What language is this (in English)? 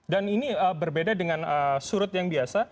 Indonesian